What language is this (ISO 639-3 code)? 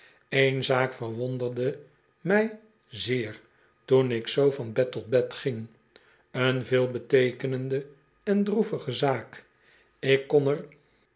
nld